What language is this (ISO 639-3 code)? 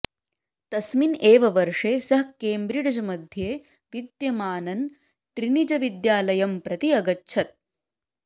san